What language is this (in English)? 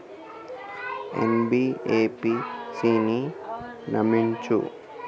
Telugu